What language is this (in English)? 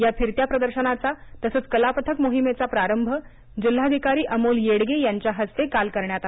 Marathi